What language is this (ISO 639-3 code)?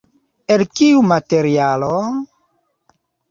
epo